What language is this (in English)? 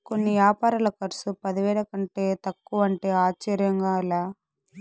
Telugu